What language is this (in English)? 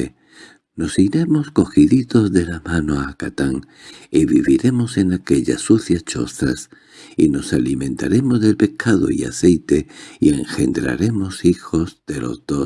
Spanish